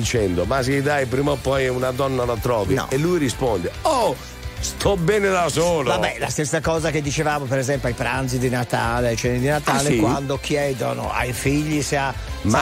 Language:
Italian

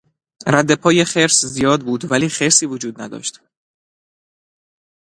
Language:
Persian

